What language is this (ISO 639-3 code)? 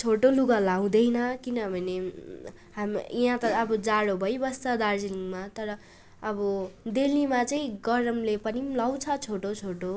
nep